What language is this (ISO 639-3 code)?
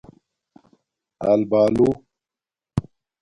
dmk